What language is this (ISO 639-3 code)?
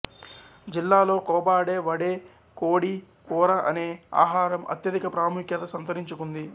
tel